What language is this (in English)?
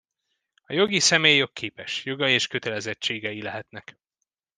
Hungarian